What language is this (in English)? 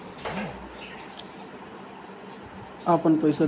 Bhojpuri